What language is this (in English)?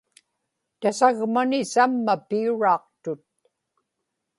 Inupiaq